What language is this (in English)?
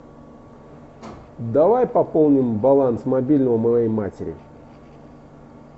Russian